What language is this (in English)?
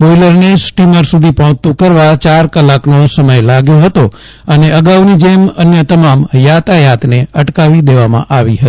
Gujarati